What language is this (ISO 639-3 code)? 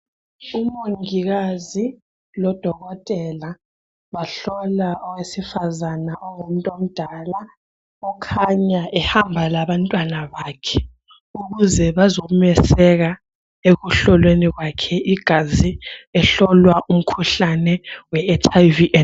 nde